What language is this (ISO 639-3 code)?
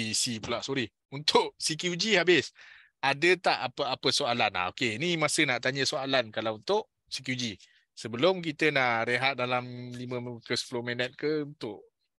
msa